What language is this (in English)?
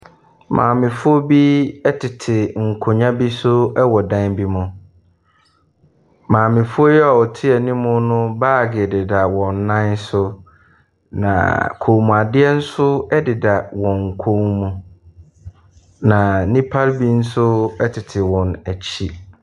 Akan